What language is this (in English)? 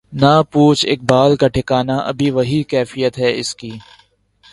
Urdu